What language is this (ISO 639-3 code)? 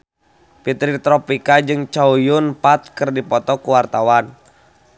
sun